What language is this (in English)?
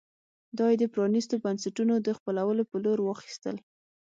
Pashto